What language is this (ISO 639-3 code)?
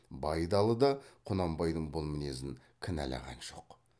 kaz